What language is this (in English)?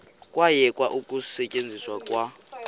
Xhosa